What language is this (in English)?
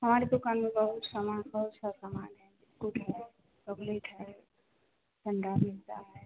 Hindi